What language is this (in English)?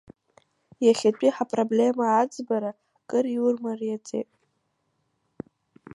Abkhazian